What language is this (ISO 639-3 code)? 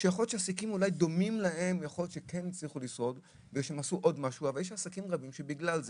heb